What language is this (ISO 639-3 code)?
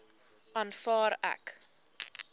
afr